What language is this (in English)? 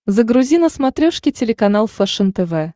Russian